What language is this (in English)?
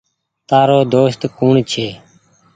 Goaria